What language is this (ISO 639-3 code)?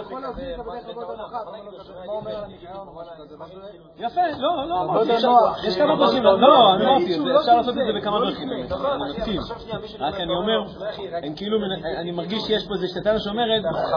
heb